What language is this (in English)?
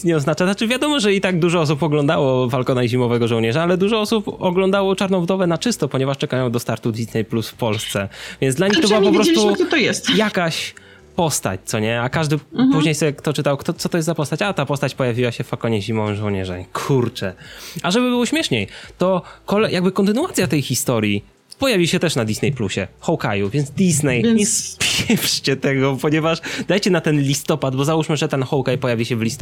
Polish